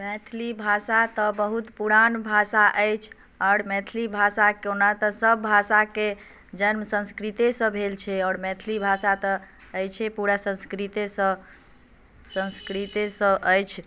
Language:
Maithili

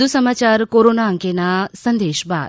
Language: Gujarati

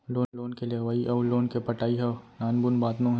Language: Chhattisgarhi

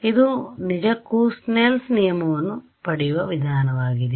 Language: Kannada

